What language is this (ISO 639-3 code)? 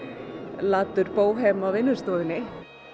isl